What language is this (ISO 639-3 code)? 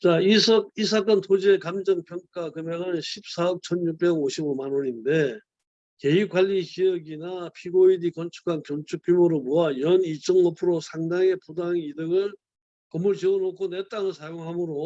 kor